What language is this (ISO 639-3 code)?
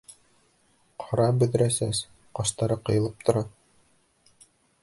bak